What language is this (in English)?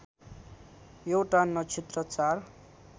Nepali